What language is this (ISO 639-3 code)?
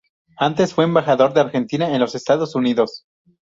spa